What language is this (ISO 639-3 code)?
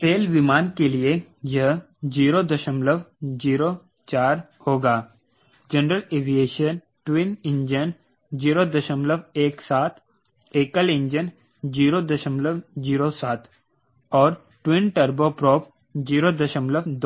hin